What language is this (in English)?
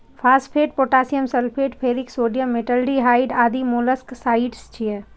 Maithili